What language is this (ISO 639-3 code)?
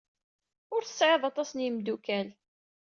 kab